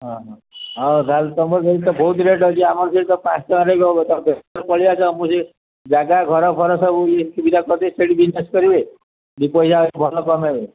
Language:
Odia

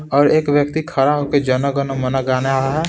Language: Hindi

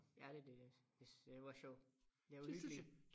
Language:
Danish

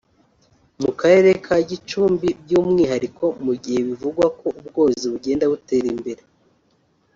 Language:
Kinyarwanda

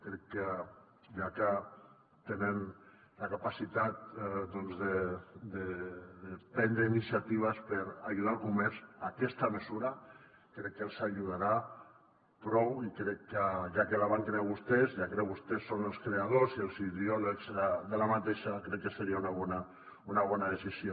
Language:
Catalan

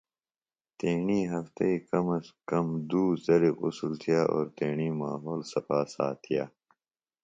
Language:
Phalura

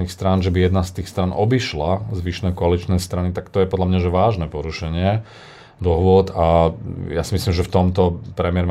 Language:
Slovak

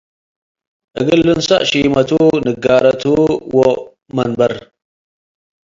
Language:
Tigre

